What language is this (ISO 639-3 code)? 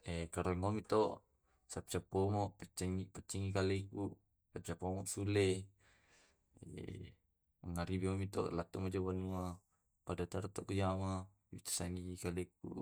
rob